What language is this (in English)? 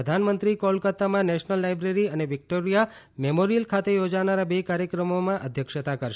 Gujarati